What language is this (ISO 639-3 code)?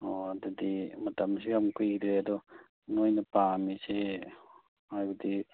mni